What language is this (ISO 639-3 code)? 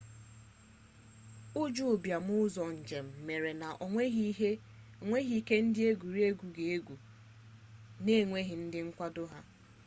ibo